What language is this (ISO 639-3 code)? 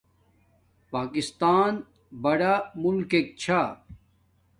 dmk